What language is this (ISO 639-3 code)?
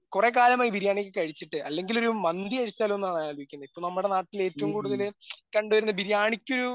mal